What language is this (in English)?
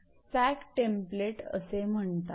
Marathi